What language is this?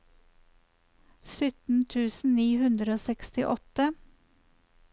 Norwegian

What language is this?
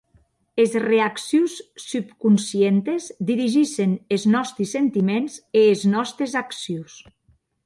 Occitan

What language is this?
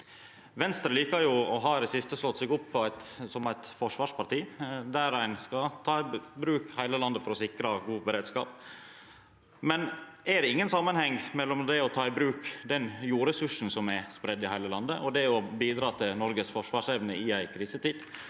Norwegian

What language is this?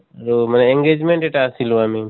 Assamese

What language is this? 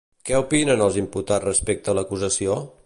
Catalan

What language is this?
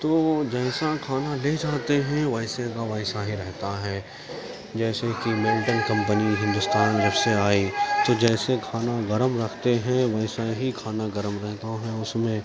Urdu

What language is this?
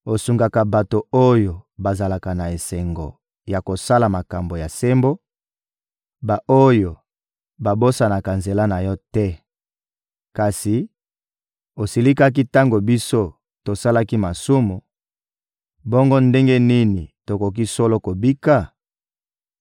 Lingala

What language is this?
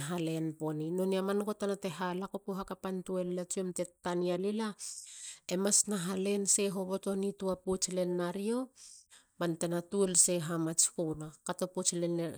Halia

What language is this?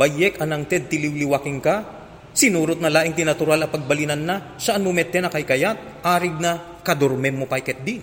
Filipino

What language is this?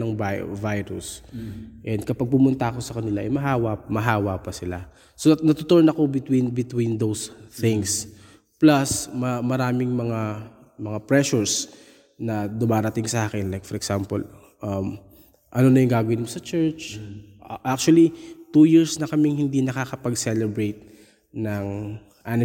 Filipino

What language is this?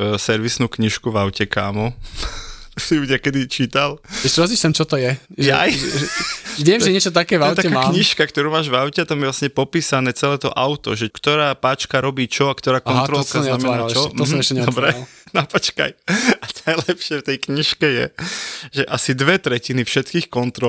Slovak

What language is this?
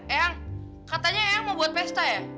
Indonesian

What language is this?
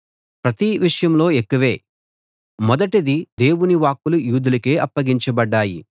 Telugu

